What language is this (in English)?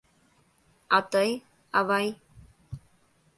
Mari